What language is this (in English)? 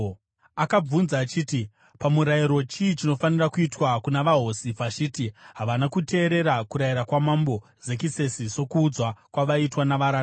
Shona